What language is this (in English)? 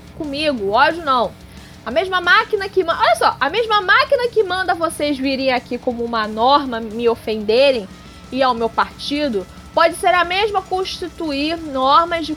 Portuguese